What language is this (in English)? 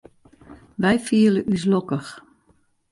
Western Frisian